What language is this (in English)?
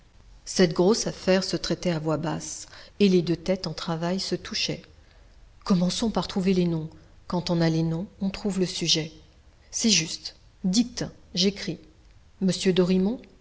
French